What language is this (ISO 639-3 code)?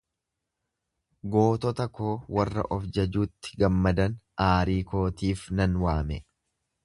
orm